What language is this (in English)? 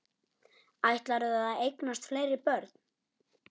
Icelandic